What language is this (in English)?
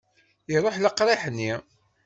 Kabyle